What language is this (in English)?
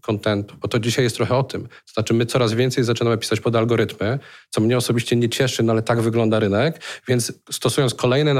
Polish